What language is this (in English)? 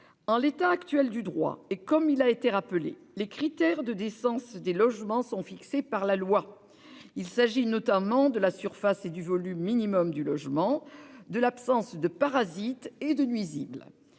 French